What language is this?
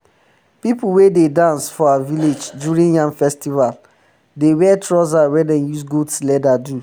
Nigerian Pidgin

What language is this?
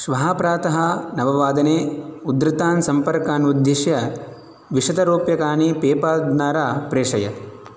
Sanskrit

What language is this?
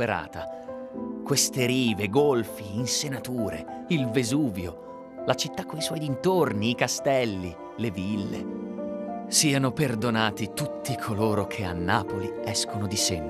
Italian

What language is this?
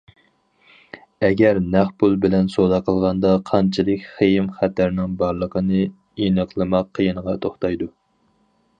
Uyghur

